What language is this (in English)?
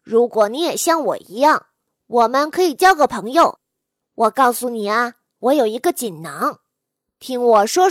Chinese